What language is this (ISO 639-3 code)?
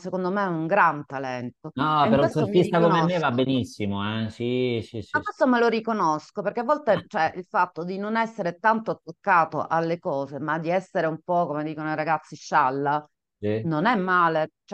ita